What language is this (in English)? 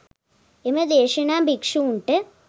Sinhala